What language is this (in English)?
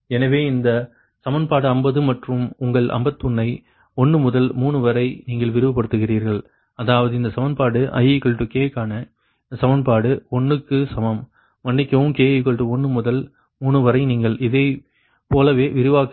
Tamil